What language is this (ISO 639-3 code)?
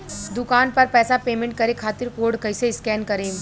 bho